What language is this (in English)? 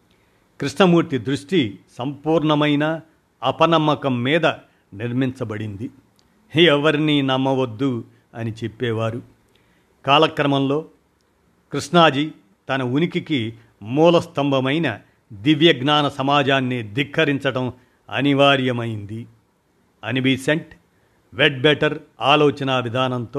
Telugu